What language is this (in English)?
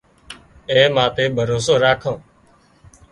Wadiyara Koli